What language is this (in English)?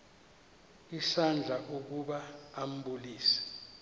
Xhosa